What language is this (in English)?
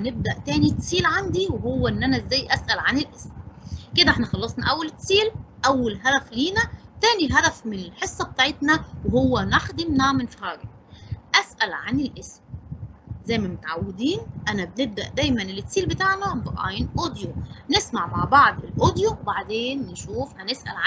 Arabic